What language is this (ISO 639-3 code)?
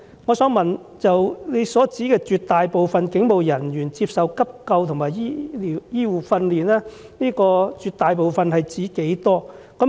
yue